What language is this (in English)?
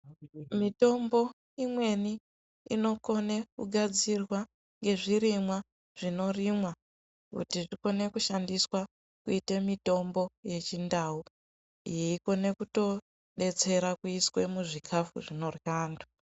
Ndau